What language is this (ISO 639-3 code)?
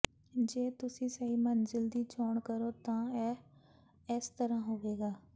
pan